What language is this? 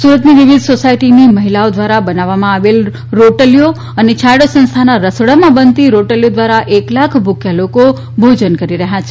Gujarati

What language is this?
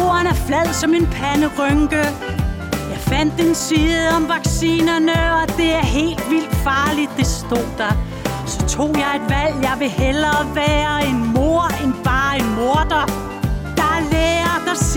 Danish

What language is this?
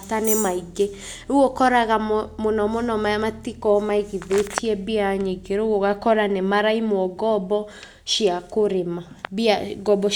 Kikuyu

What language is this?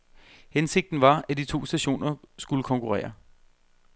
Danish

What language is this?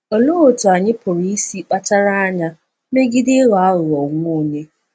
Igbo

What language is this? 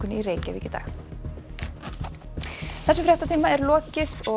Icelandic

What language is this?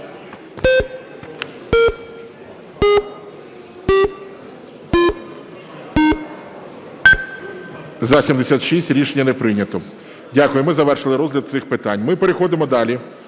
Ukrainian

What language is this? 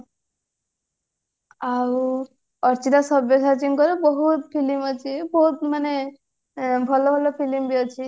Odia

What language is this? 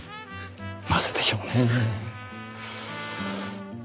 Japanese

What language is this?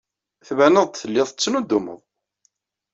Kabyle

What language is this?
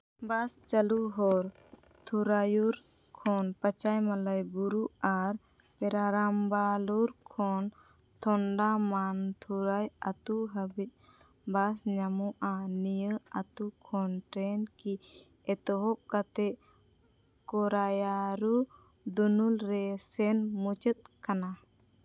Santali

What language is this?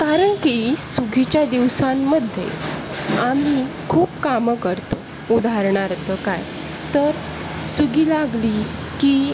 Marathi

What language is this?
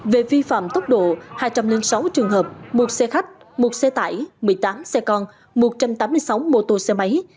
Vietnamese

